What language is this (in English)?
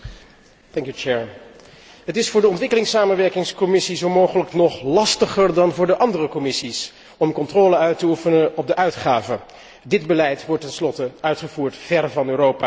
Dutch